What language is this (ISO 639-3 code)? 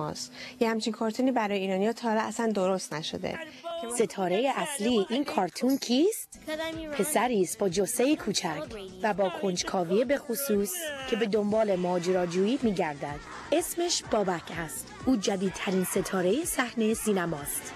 fas